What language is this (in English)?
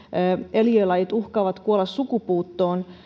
Finnish